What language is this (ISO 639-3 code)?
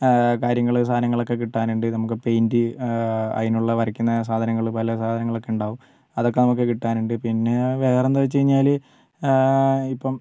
mal